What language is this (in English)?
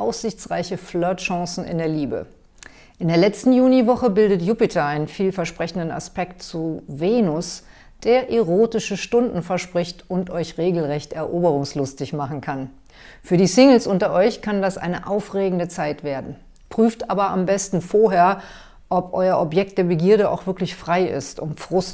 German